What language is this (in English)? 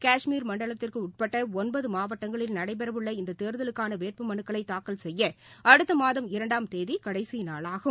Tamil